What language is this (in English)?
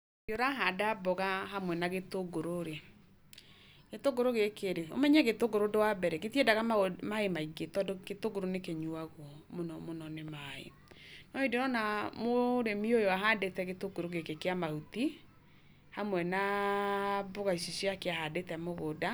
Kikuyu